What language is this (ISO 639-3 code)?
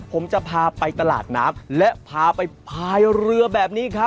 tha